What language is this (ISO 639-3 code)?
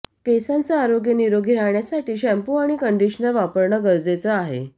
mar